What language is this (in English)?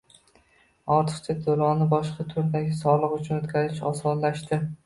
Uzbek